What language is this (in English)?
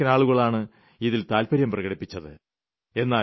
Malayalam